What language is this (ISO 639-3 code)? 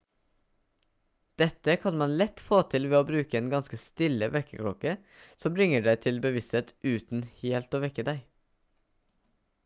nob